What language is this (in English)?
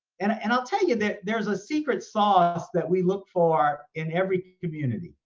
English